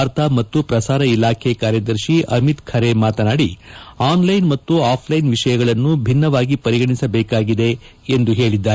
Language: Kannada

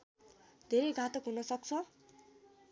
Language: Nepali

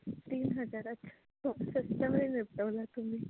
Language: Marathi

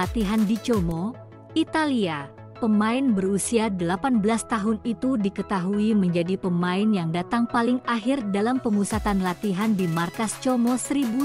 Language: Indonesian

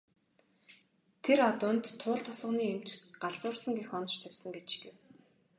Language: Mongolian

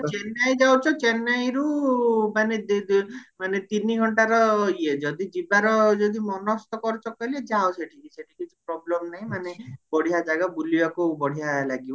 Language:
Odia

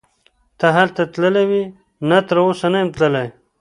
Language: Pashto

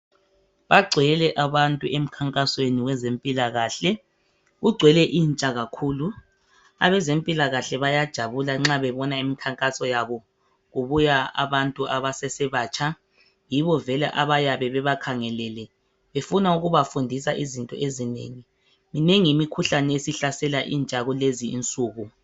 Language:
North Ndebele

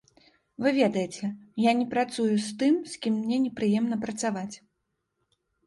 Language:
Belarusian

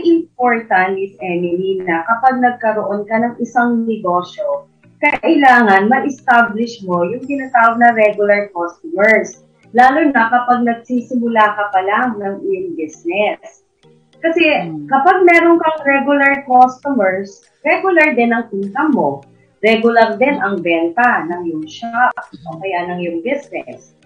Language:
Filipino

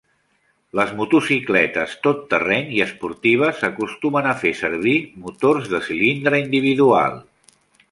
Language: Catalan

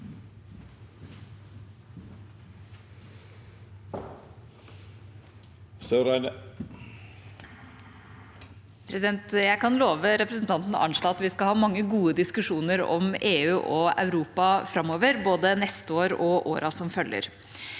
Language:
Norwegian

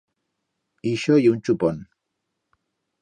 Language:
Aragonese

